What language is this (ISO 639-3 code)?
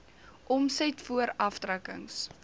afr